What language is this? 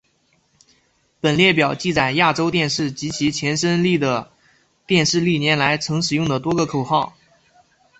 Chinese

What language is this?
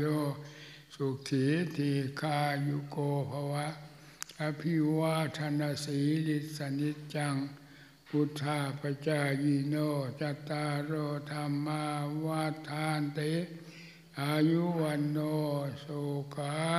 Thai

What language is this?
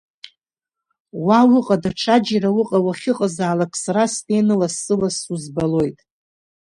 Abkhazian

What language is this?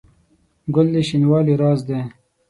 Pashto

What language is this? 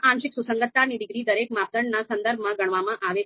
Gujarati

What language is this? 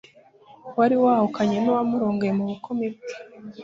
Kinyarwanda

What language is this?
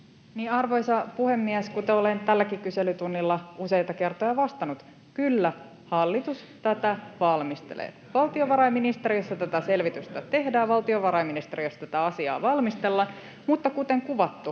Finnish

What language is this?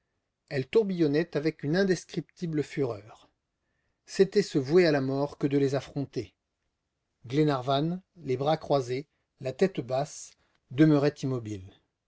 French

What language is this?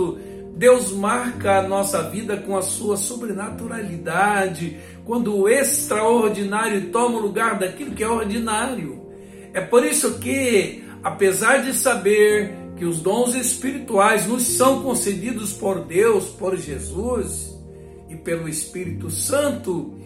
Portuguese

